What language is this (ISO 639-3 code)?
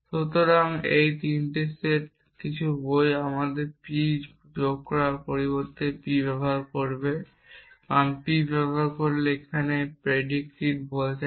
ben